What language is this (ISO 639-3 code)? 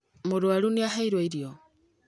kik